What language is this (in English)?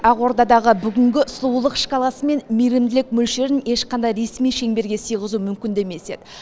Kazakh